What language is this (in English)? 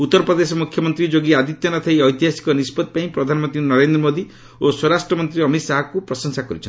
Odia